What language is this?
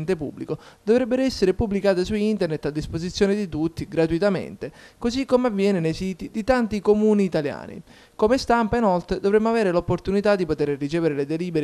Italian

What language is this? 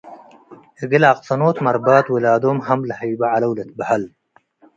Tigre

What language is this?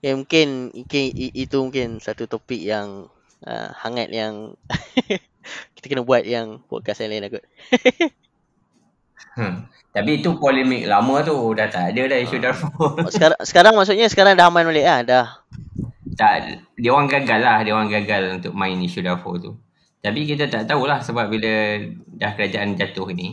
Malay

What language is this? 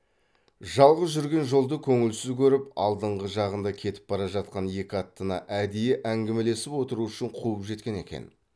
Kazakh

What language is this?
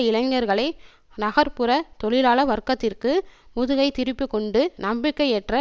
Tamil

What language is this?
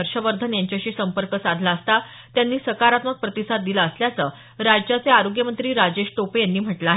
Marathi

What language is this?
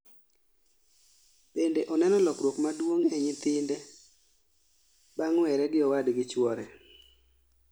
Luo (Kenya and Tanzania)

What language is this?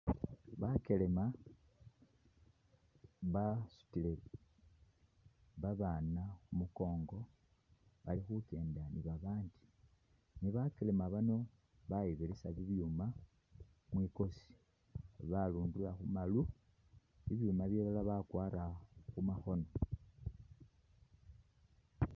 Masaaba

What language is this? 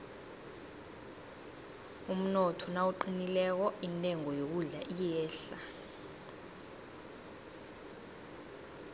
South Ndebele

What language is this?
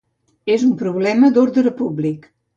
Catalan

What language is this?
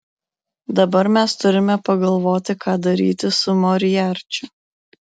Lithuanian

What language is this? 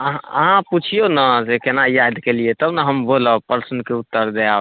Maithili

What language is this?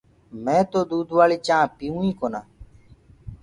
Gurgula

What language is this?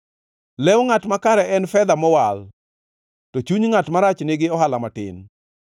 Luo (Kenya and Tanzania)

